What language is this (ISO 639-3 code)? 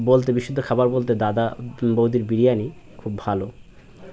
ben